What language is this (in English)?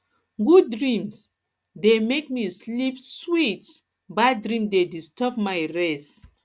Nigerian Pidgin